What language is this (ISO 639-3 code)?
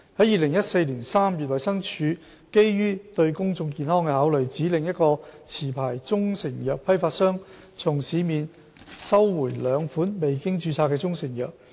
yue